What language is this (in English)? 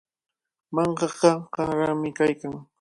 Cajatambo North Lima Quechua